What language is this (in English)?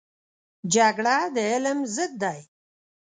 Pashto